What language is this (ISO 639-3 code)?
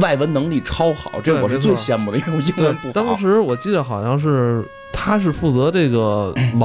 zho